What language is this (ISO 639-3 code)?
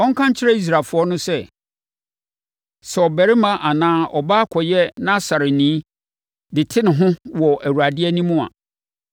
aka